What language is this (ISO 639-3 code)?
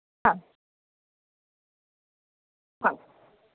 guj